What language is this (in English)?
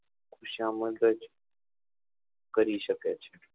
Gujarati